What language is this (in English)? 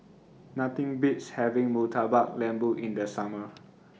English